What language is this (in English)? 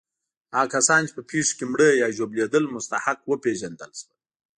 Pashto